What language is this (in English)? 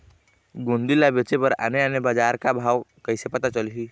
Chhattisgarhi